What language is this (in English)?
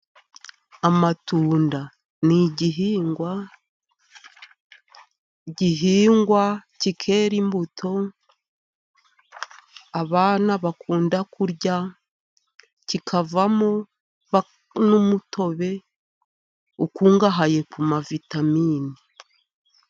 Kinyarwanda